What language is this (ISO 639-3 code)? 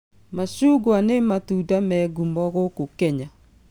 kik